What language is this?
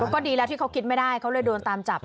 Thai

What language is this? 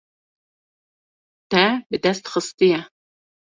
Kurdish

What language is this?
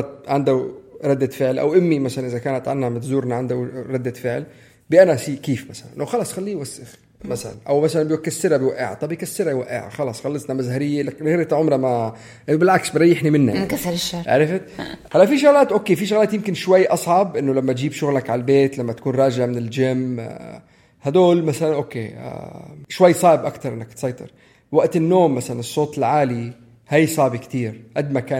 Arabic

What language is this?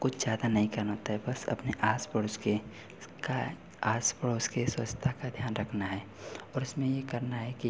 Hindi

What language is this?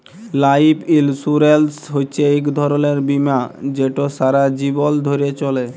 Bangla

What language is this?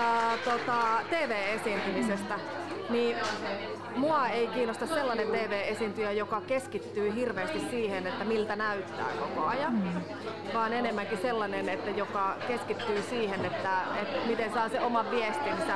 Finnish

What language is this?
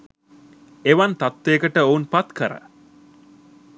Sinhala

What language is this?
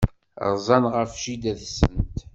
Kabyle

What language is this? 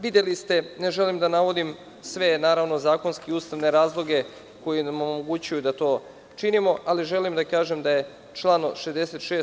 Serbian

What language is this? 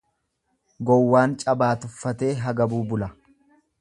Oromo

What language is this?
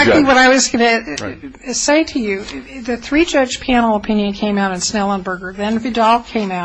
English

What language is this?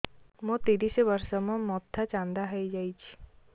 Odia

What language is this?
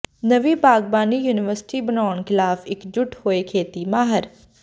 Punjabi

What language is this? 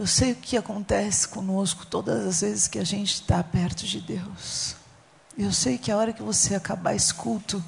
Portuguese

